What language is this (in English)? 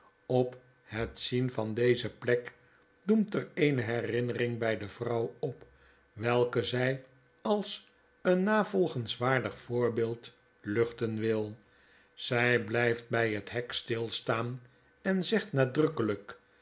Dutch